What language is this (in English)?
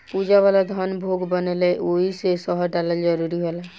Bhojpuri